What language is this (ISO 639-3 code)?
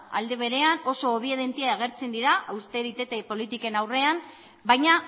eus